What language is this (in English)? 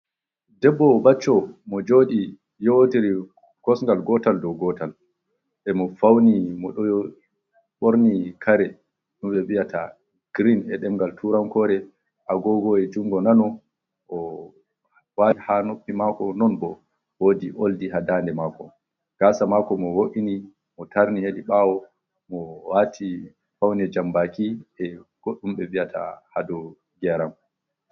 Fula